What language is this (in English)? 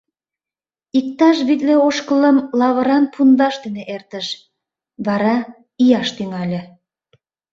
Mari